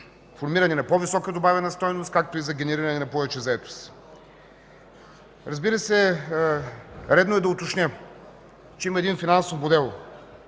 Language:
Bulgarian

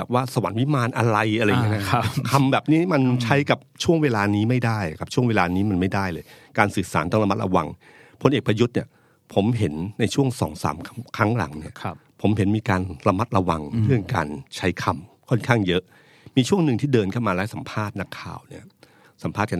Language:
Thai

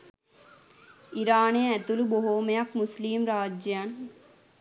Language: Sinhala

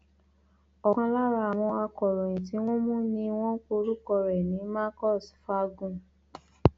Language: Yoruba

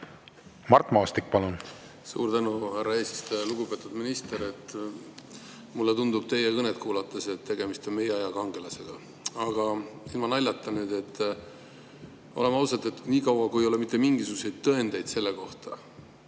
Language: Estonian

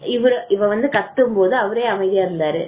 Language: Tamil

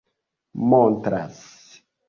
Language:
Esperanto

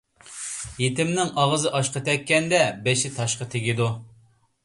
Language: Uyghur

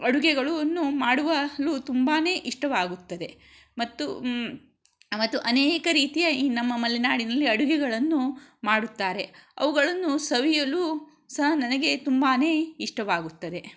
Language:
Kannada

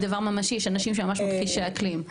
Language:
Hebrew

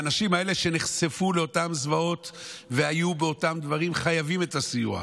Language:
Hebrew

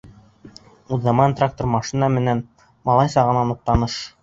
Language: Bashkir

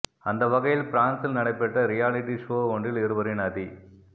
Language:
Tamil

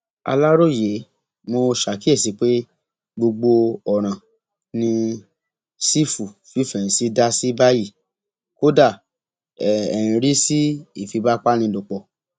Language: Yoruba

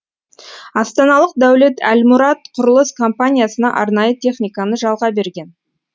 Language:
Kazakh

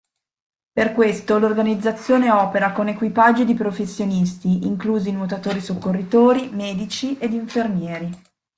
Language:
Italian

